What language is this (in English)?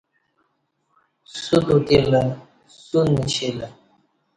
Kati